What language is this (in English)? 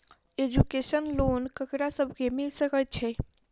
Maithili